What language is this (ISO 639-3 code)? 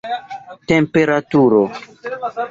epo